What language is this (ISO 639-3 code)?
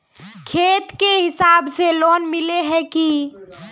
mag